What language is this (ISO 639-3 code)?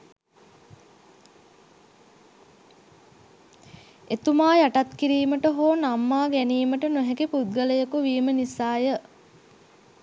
sin